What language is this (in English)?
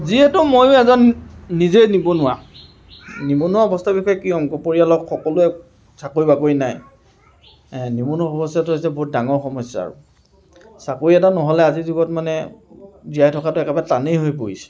Assamese